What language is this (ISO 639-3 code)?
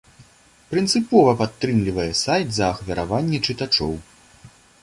bel